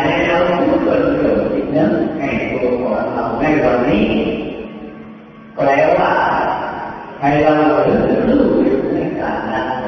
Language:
Thai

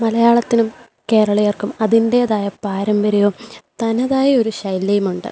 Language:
Malayalam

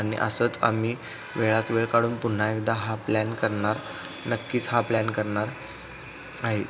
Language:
Marathi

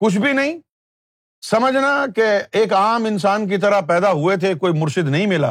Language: Urdu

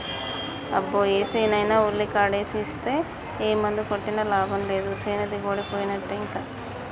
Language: Telugu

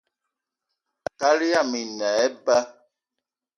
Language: Eton (Cameroon)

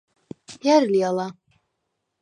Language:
Svan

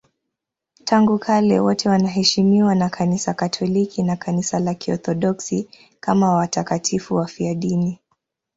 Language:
Swahili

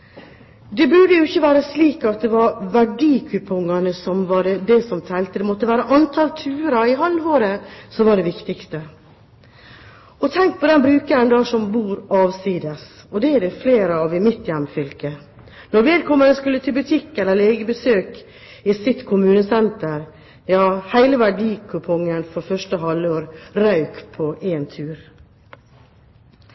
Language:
Norwegian Bokmål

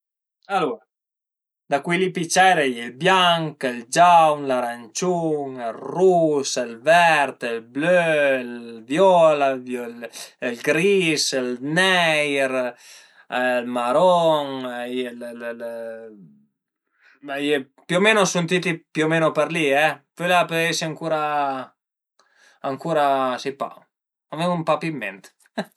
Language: Piedmontese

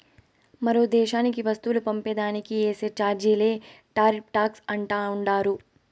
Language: Telugu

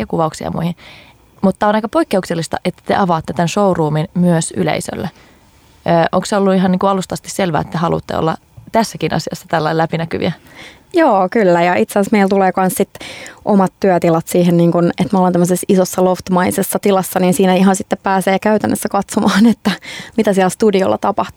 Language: Finnish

